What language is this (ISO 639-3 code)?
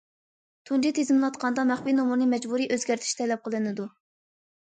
uig